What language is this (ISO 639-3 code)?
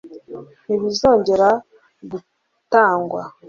kin